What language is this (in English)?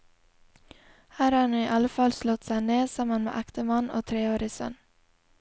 Norwegian